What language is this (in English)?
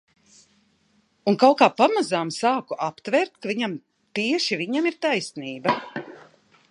Latvian